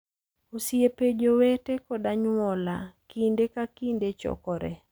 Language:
Luo (Kenya and Tanzania)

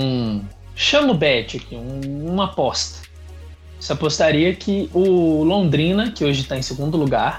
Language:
Portuguese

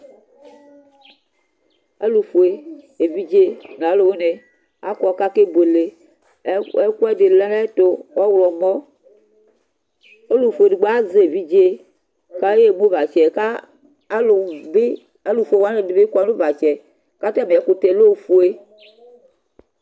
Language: Ikposo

